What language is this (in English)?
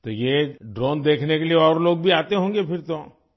Urdu